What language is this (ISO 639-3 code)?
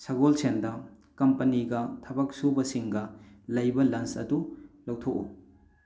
mni